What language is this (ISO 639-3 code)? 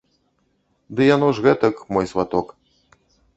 bel